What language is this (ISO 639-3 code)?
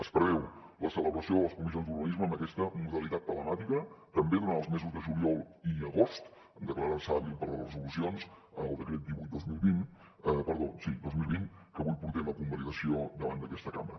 cat